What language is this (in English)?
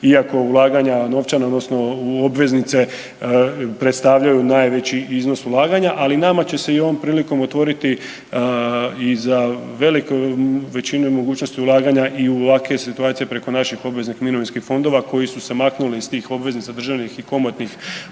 Croatian